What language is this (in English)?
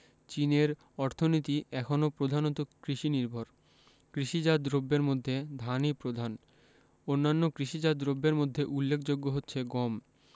Bangla